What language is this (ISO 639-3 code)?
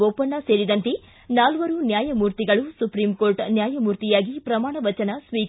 kan